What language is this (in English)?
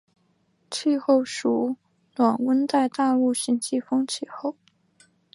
Chinese